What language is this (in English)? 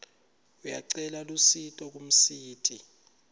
Swati